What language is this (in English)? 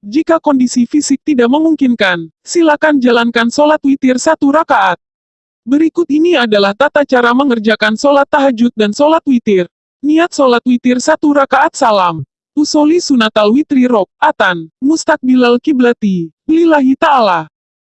Indonesian